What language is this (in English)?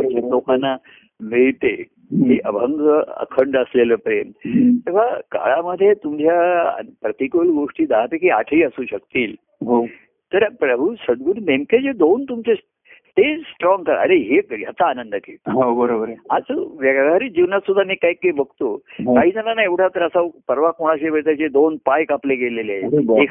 Marathi